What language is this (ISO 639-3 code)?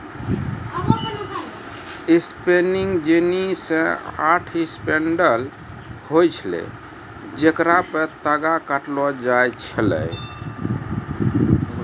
mai